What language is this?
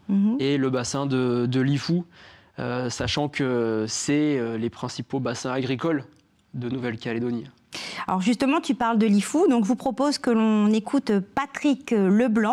French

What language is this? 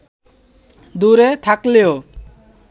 Bangla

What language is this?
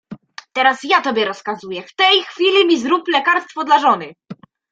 Polish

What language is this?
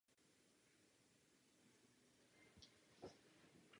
Czech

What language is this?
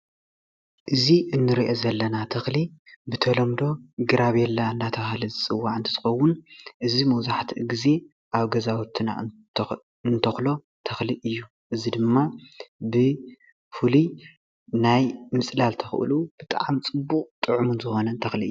Tigrinya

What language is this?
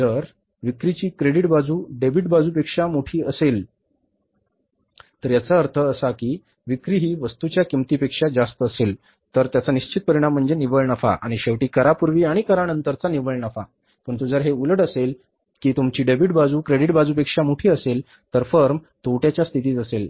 Marathi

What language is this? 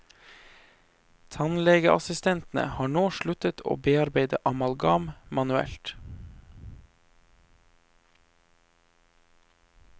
Norwegian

